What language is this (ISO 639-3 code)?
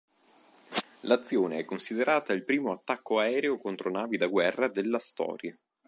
ita